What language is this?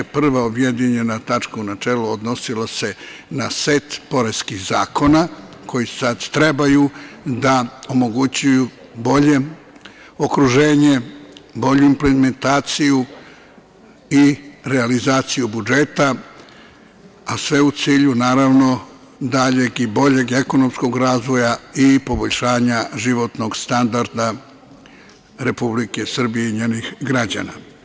Serbian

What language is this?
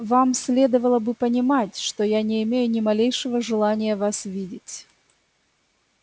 Russian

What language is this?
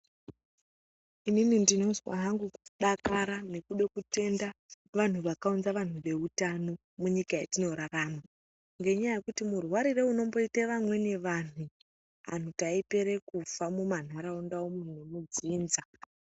Ndau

